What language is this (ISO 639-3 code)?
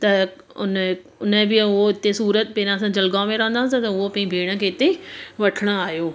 snd